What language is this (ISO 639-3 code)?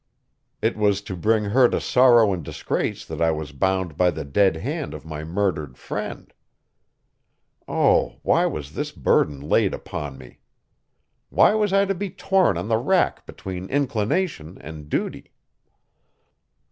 eng